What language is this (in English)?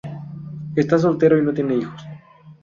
Spanish